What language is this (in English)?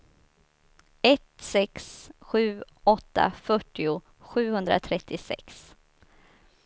Swedish